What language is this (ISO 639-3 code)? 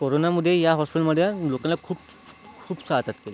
mar